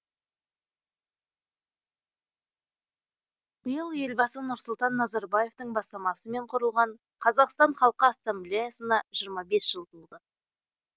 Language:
Kazakh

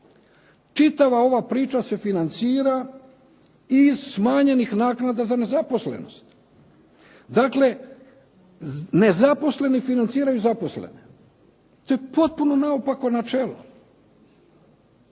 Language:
Croatian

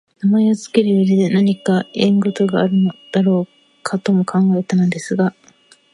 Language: Japanese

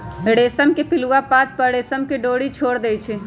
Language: Magahi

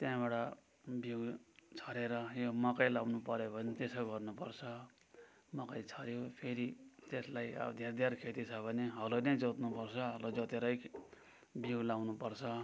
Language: Nepali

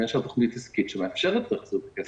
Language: Hebrew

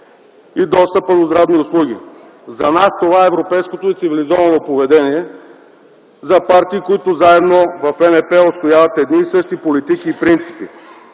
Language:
Bulgarian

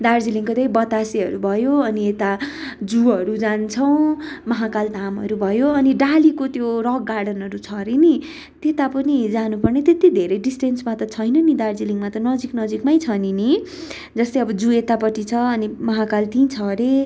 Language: Nepali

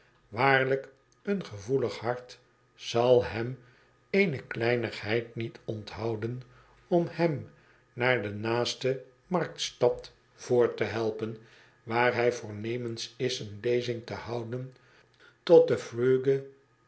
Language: Dutch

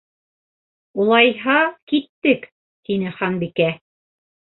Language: Bashkir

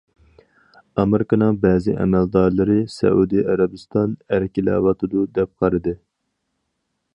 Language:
Uyghur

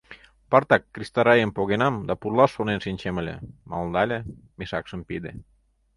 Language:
Mari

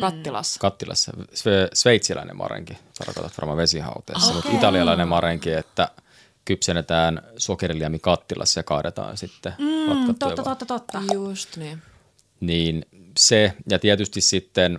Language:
Finnish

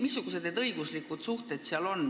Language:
Estonian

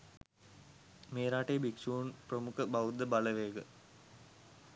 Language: Sinhala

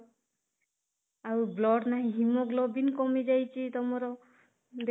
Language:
Odia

